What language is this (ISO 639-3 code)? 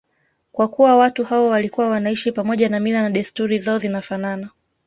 swa